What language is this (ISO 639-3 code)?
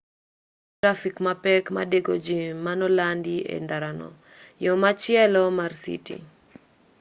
luo